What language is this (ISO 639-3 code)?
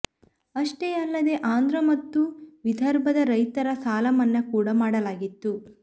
kan